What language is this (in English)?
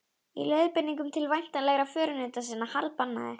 Icelandic